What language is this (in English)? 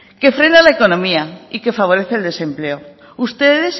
Spanish